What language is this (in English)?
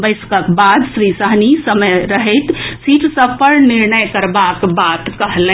Maithili